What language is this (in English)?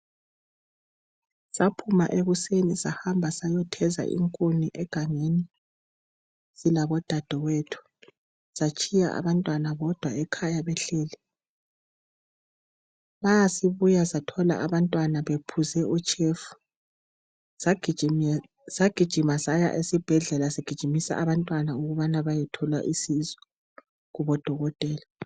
North Ndebele